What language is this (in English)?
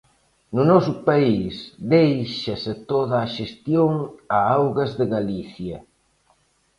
Galician